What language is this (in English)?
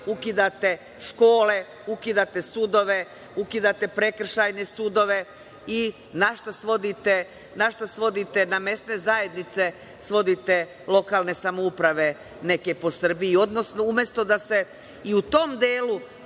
Serbian